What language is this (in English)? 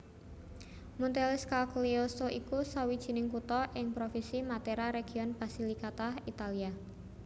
Javanese